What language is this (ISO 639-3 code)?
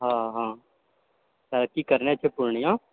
mai